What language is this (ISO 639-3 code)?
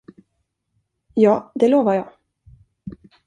swe